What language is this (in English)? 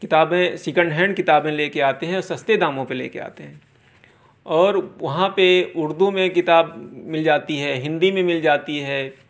Urdu